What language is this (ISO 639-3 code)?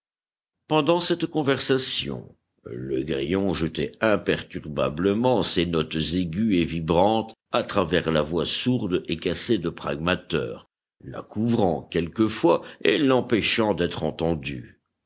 fra